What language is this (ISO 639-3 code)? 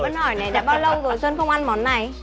vie